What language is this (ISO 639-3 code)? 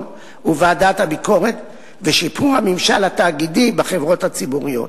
heb